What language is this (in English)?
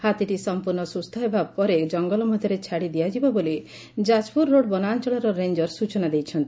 Odia